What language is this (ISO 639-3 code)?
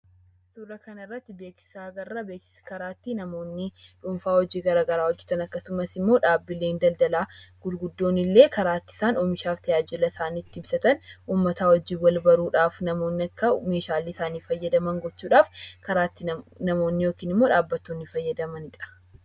orm